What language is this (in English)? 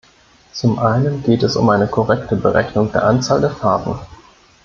German